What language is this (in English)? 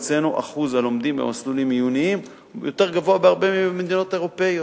Hebrew